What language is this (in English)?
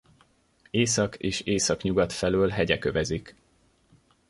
Hungarian